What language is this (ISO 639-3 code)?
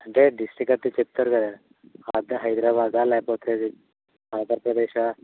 tel